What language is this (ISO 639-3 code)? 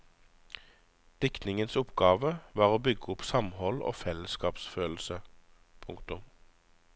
nor